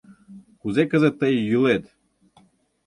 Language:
Mari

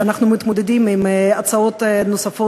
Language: Hebrew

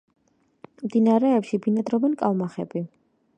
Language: Georgian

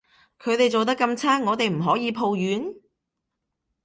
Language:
Cantonese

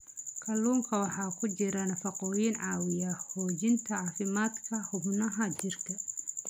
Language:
Somali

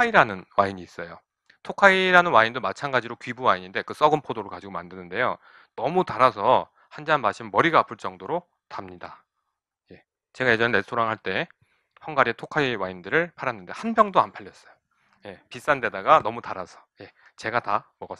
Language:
Korean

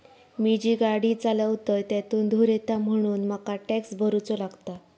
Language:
Marathi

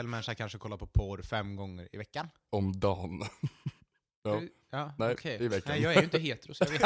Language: Swedish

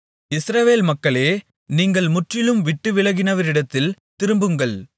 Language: Tamil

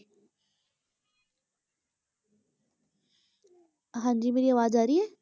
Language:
Punjabi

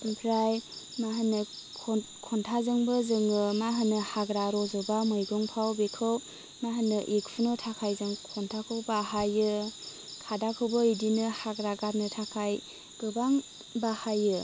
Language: Bodo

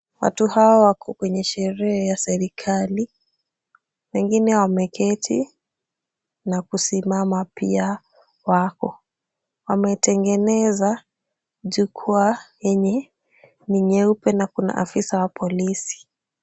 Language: Swahili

